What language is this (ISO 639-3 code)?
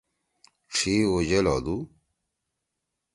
trw